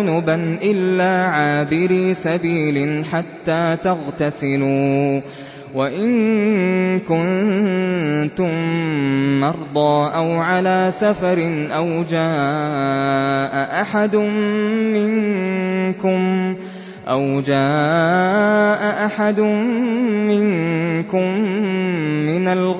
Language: Arabic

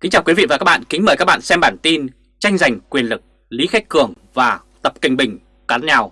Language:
Vietnamese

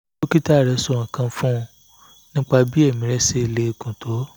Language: Yoruba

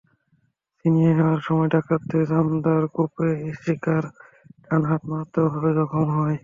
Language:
Bangla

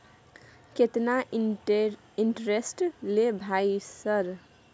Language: Maithili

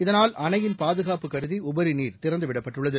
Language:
Tamil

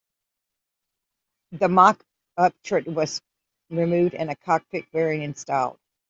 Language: English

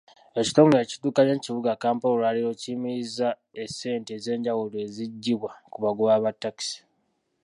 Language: Ganda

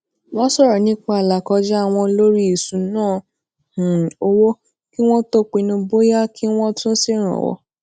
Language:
Yoruba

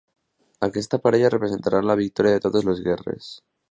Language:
Catalan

